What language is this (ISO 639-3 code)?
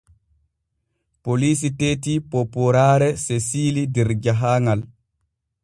fue